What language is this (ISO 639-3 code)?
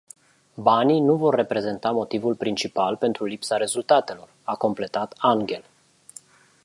ron